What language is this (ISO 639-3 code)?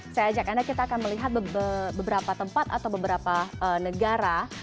ind